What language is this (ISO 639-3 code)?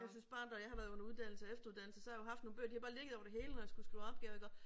dan